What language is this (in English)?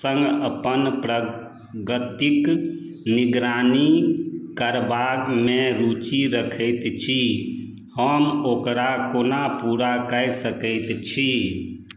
Maithili